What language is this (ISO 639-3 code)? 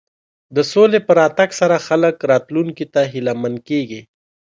pus